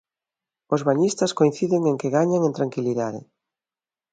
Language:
Galician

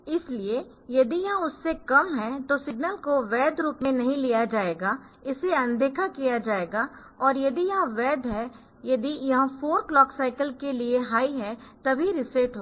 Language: Hindi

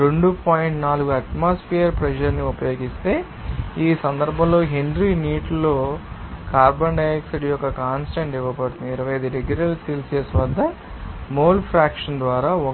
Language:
Telugu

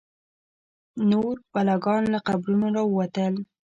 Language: Pashto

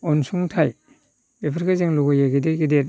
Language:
Bodo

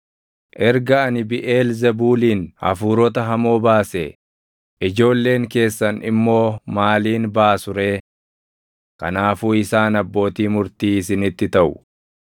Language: Oromo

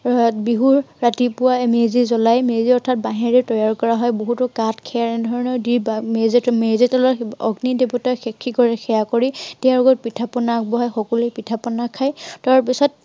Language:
Assamese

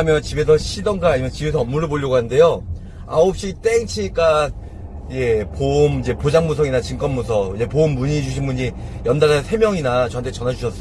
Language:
Korean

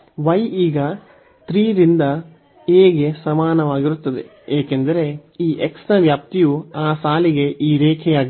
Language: Kannada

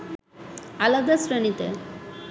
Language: Bangla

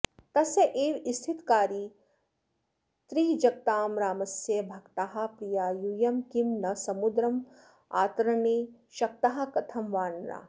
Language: Sanskrit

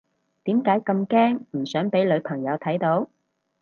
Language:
Cantonese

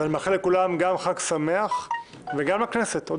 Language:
Hebrew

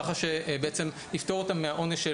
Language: Hebrew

